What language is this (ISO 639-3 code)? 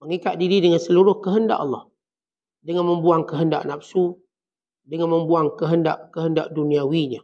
msa